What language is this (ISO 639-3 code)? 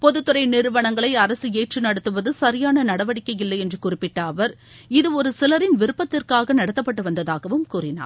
tam